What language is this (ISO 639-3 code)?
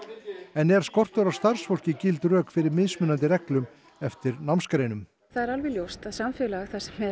isl